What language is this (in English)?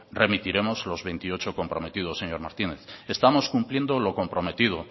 Spanish